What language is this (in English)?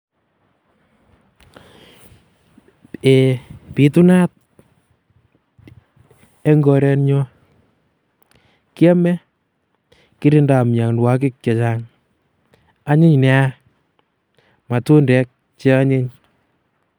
Kalenjin